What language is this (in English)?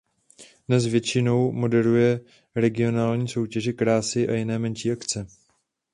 Czech